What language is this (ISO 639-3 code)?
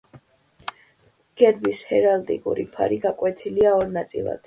kat